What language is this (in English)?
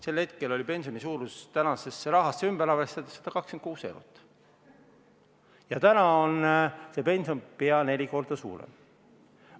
Estonian